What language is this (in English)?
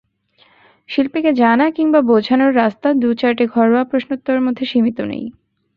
Bangla